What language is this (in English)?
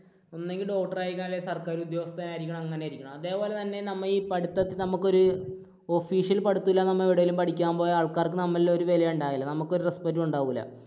Malayalam